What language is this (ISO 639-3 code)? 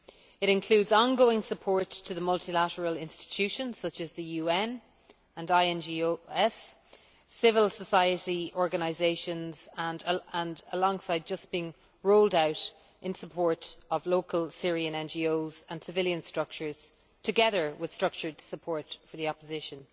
eng